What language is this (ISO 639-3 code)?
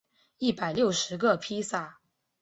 zho